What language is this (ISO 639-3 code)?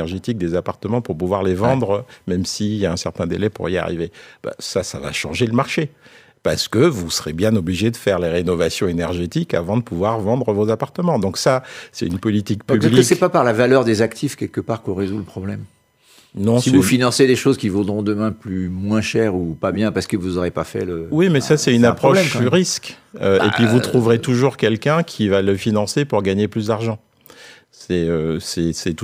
fra